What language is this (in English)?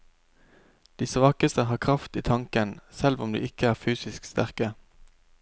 Norwegian